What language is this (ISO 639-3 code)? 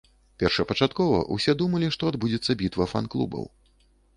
bel